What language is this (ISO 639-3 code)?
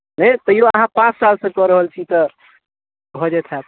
mai